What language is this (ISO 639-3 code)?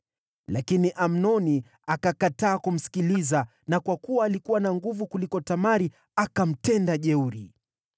swa